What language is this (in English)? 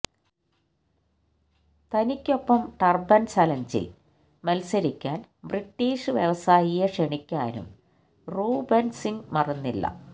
Malayalam